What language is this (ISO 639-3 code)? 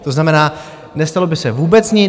ces